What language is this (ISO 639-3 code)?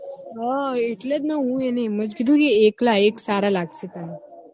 guj